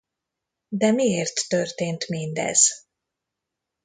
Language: Hungarian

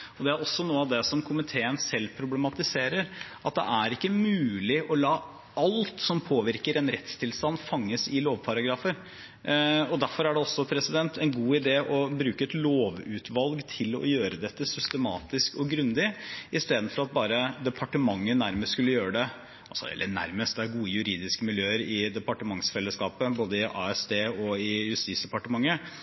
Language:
Norwegian Bokmål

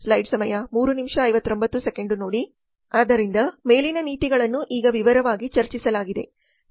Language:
Kannada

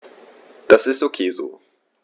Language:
German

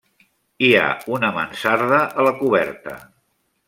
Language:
Catalan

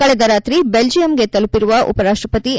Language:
Kannada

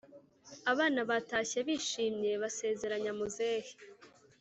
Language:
Kinyarwanda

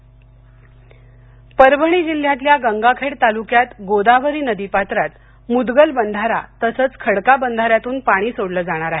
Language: Marathi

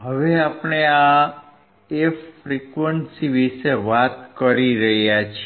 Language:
Gujarati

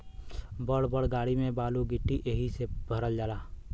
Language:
Bhojpuri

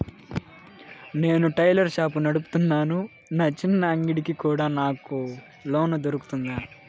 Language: Telugu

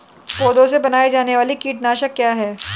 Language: Hindi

